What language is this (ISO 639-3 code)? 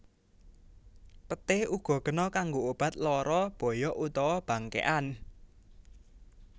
jav